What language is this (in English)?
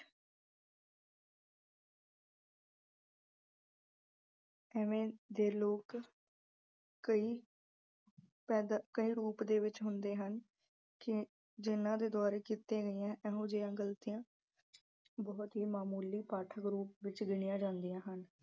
Punjabi